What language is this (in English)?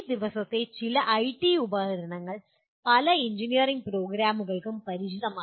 Malayalam